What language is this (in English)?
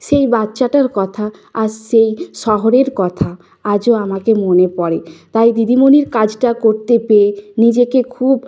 Bangla